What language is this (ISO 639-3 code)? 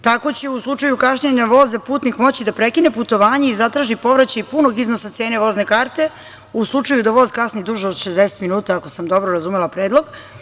srp